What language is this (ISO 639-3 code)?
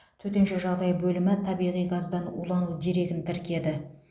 kaz